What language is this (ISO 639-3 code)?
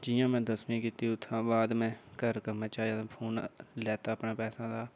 doi